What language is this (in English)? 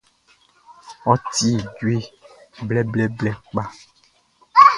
Baoulé